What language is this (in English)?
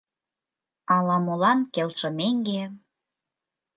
Mari